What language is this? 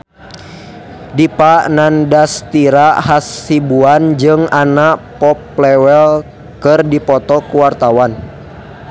Sundanese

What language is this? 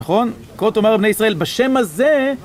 Hebrew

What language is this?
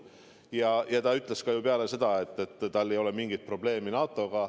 Estonian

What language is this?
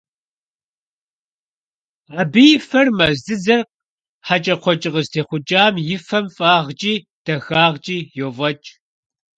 Kabardian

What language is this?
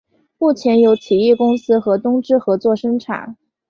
Chinese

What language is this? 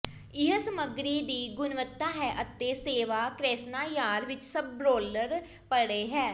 Punjabi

